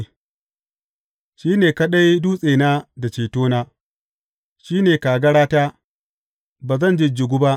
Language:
Hausa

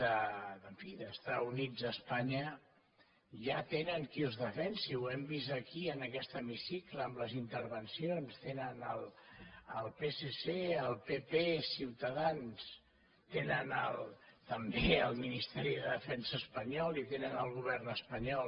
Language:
Catalan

